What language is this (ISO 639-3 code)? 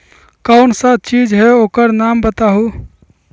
mag